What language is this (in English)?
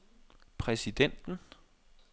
Danish